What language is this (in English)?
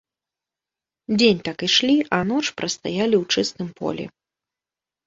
Belarusian